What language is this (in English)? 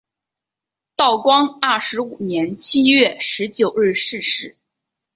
Chinese